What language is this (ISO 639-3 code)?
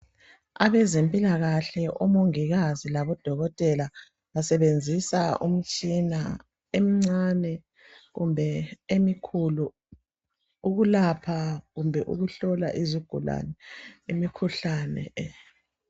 nde